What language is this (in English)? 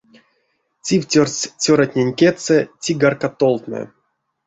Erzya